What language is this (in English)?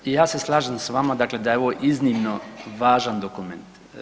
Croatian